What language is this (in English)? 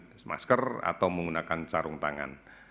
Indonesian